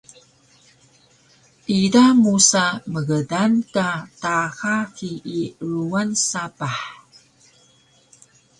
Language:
Taroko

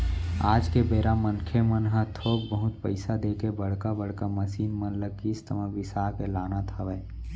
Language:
Chhattisgarhi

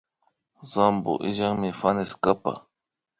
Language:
Imbabura Highland Quichua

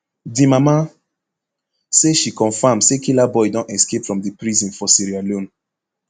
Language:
Nigerian Pidgin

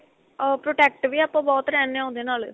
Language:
Punjabi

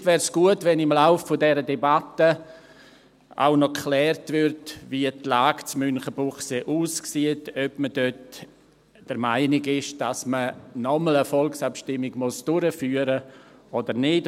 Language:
Swiss German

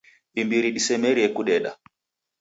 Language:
Taita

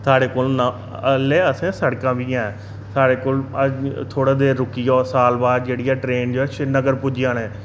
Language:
Dogri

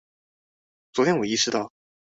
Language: Chinese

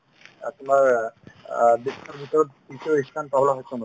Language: Assamese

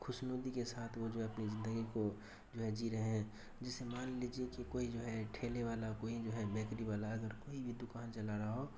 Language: Urdu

